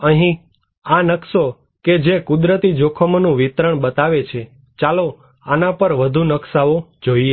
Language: Gujarati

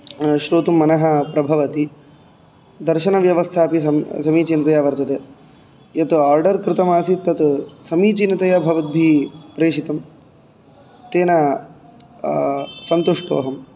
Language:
Sanskrit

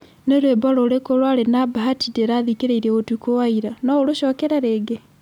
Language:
Kikuyu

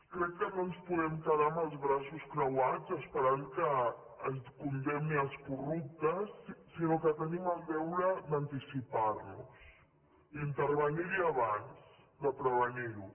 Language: Catalan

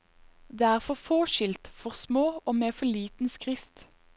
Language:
Norwegian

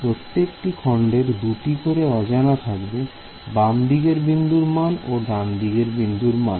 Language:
Bangla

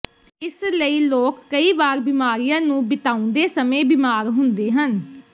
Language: Punjabi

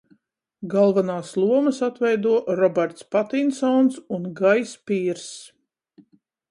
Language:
Latvian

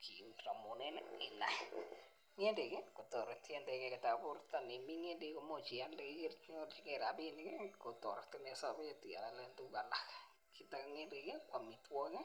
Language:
Kalenjin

